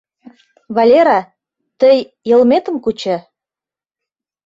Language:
Mari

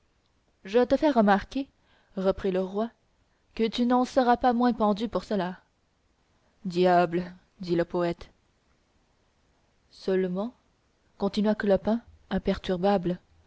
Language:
French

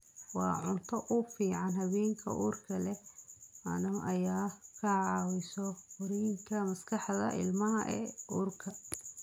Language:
Somali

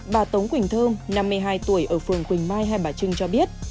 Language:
Vietnamese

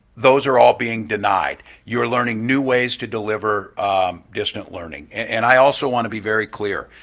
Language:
English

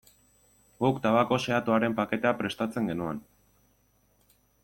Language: Basque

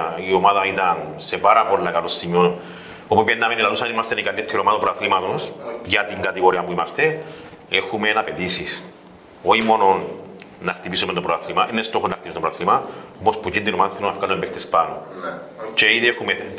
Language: Greek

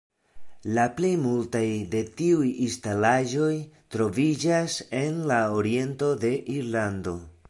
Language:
Esperanto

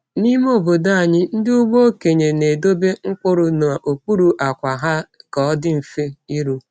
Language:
Igbo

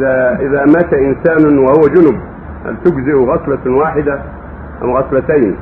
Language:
Arabic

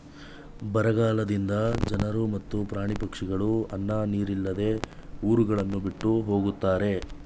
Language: Kannada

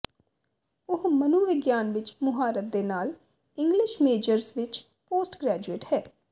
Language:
Punjabi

